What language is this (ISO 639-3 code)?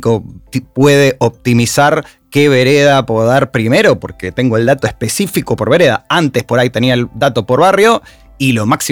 spa